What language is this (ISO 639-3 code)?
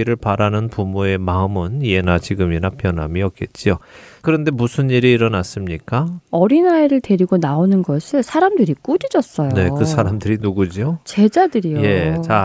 kor